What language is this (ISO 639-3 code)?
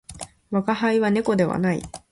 jpn